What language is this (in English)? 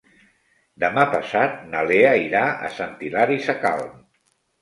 Catalan